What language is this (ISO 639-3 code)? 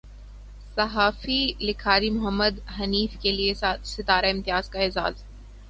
urd